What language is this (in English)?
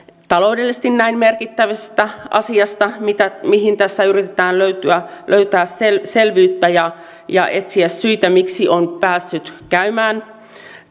Finnish